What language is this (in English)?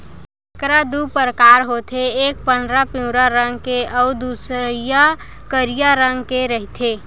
Chhattisgarhi